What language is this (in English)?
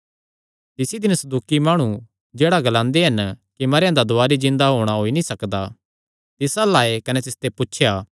Kangri